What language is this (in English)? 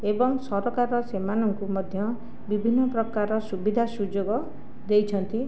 Odia